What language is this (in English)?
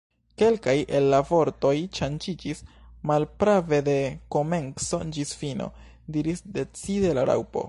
Esperanto